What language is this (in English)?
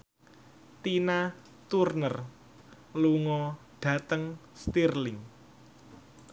Javanese